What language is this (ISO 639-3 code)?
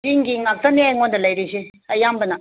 mni